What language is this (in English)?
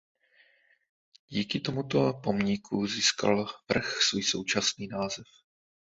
Czech